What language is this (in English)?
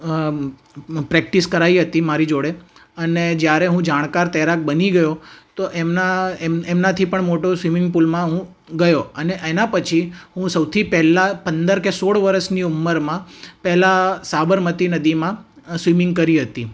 Gujarati